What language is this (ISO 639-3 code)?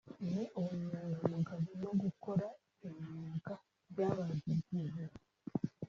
kin